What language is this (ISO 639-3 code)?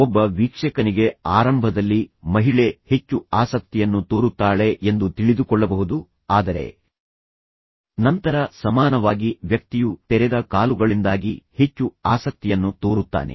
kan